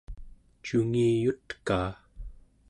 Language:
Central Yupik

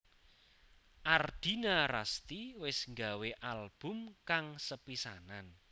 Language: Javanese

